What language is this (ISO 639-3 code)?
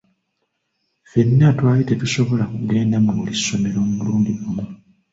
lug